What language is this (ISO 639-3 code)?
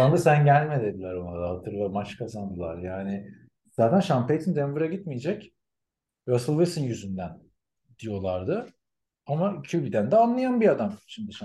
tur